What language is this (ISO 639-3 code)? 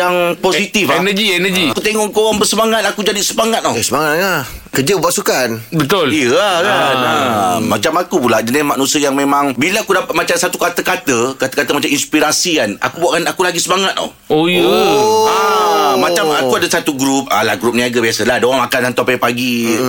msa